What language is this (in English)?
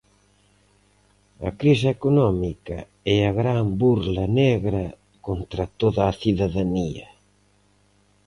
Galician